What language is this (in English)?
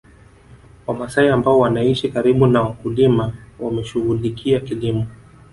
Swahili